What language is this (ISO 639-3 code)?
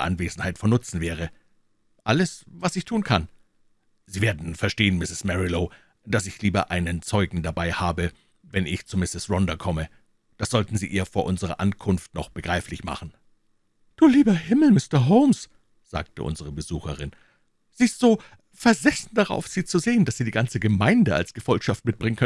deu